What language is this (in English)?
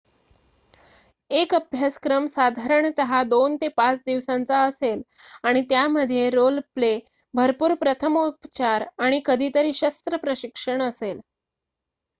Marathi